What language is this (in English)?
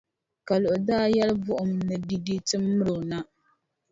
Dagbani